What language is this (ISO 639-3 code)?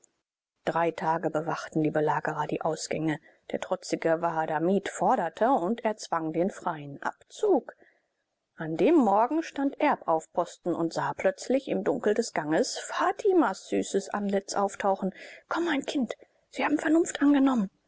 deu